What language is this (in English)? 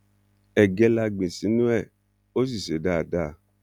Yoruba